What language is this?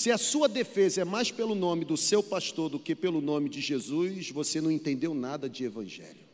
Portuguese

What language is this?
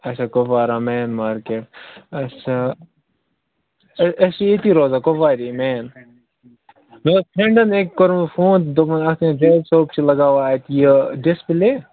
Kashmiri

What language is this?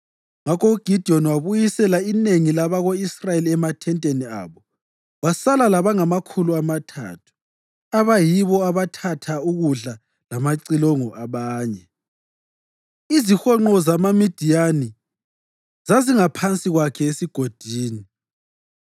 North Ndebele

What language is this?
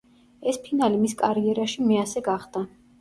Georgian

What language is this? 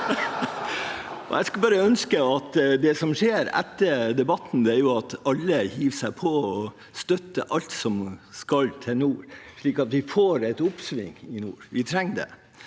Norwegian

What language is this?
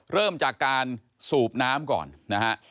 Thai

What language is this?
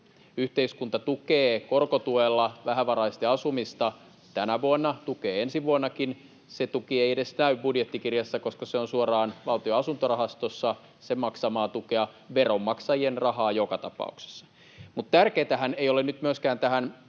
Finnish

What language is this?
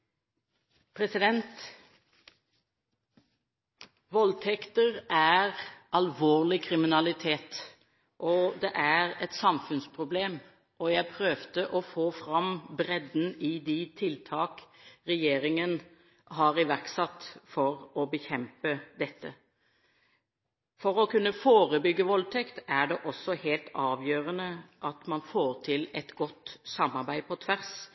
Norwegian Bokmål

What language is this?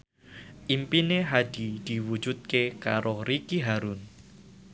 Javanese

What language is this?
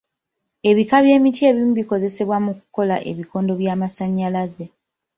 Ganda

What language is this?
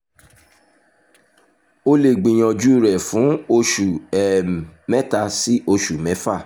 Yoruba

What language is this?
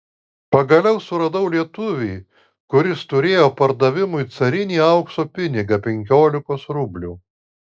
Lithuanian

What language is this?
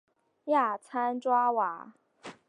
Chinese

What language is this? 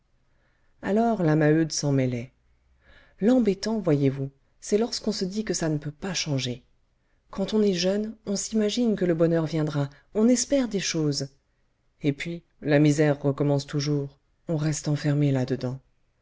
French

